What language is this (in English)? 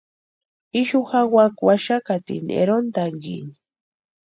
Western Highland Purepecha